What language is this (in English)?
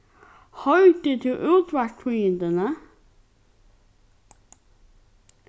Faroese